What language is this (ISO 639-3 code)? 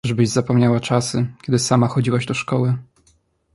pol